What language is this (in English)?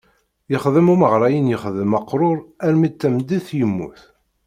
Kabyle